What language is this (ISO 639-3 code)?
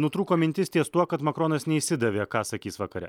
lit